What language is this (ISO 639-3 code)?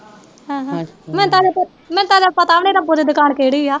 pan